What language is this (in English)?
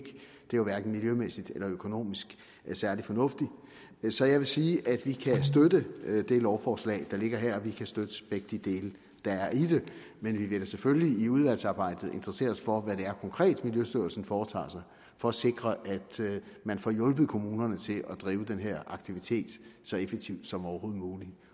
Danish